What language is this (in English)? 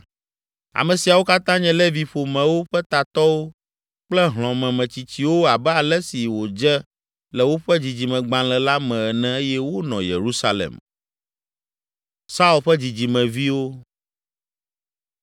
Ewe